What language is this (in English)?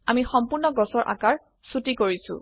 Assamese